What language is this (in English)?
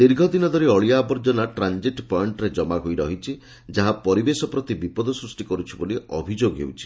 Odia